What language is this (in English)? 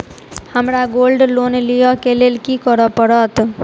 Maithili